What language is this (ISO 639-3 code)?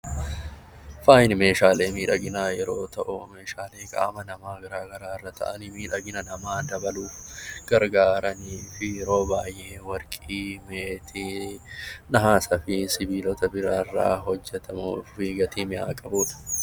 orm